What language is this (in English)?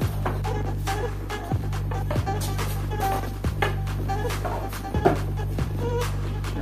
Turkish